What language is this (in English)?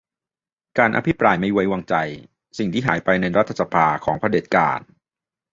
Thai